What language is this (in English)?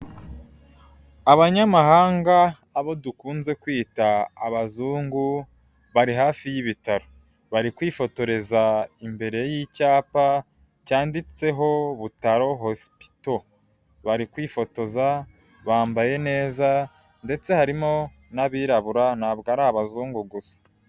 Kinyarwanda